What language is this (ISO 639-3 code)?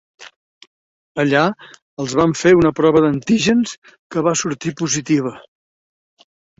cat